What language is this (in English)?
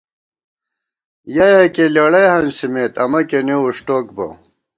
Gawar-Bati